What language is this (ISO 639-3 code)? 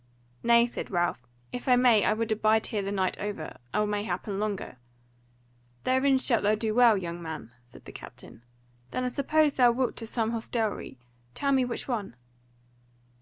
eng